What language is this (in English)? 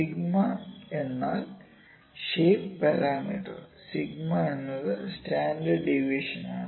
Malayalam